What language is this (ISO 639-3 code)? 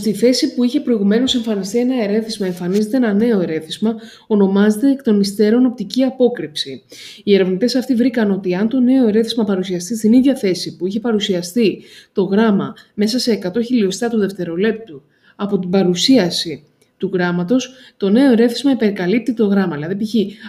ell